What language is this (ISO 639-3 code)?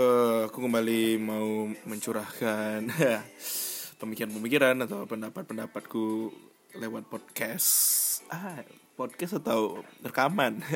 ind